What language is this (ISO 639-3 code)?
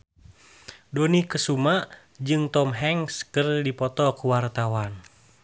sun